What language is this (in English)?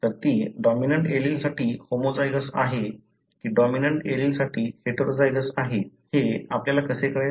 Marathi